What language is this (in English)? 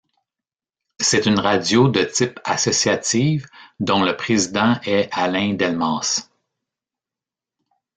French